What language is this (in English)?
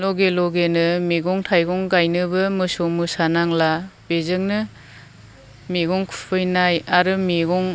Bodo